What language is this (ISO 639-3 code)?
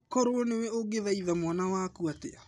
kik